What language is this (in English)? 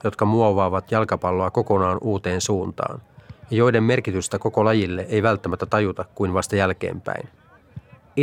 Finnish